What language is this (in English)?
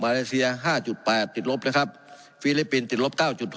Thai